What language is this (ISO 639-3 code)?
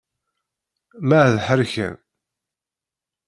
kab